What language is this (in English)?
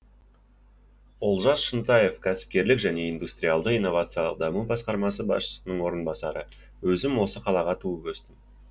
Kazakh